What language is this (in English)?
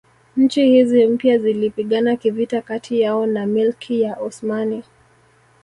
Swahili